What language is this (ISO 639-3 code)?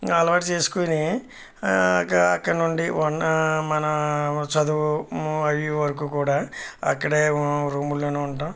tel